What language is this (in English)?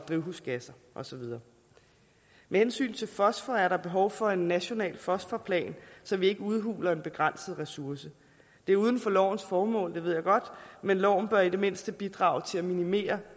Danish